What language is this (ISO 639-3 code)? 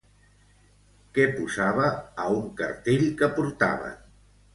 cat